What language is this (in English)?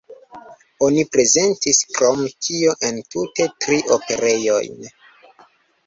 Esperanto